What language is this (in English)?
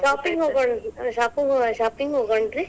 Kannada